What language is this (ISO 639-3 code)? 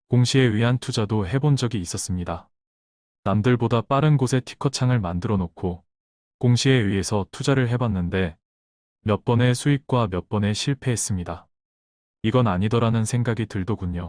kor